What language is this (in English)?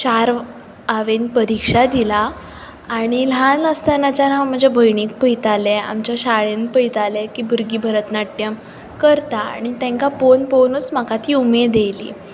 Konkani